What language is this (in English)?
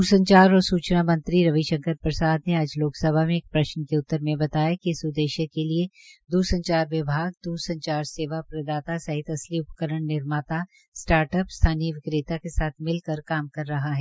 Hindi